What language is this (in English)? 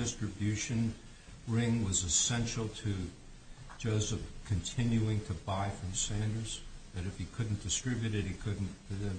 English